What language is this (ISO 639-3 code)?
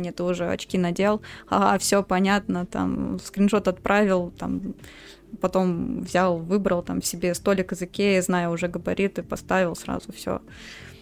rus